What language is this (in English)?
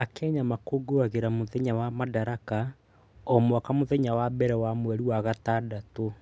Kikuyu